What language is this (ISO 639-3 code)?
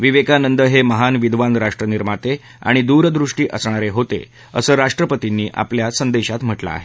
mar